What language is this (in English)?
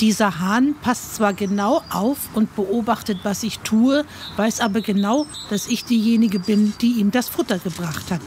German